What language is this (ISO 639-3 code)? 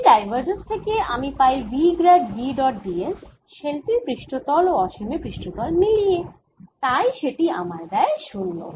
ben